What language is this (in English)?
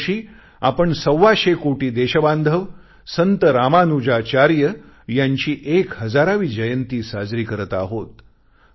Marathi